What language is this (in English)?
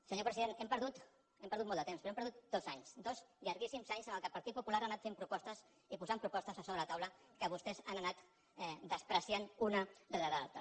Catalan